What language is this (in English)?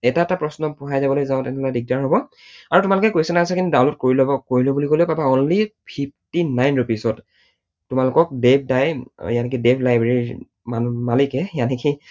Assamese